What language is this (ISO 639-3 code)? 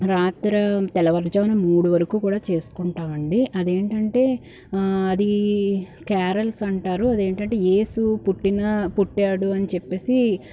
tel